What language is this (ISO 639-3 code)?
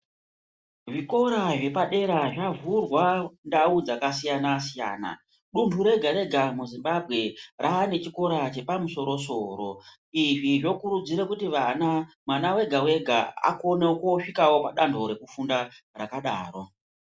ndc